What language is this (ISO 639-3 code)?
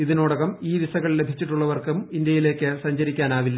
mal